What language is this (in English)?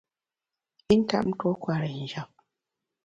Bamun